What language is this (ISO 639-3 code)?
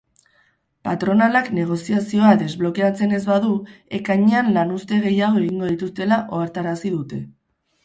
eus